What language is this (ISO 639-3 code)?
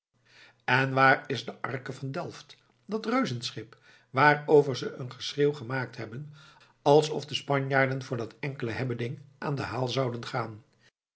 nld